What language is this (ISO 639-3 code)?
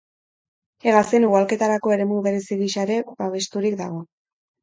eus